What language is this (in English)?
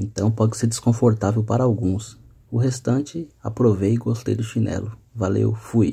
Portuguese